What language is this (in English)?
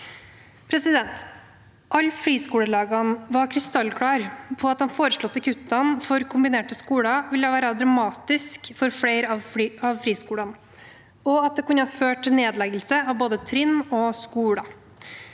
Norwegian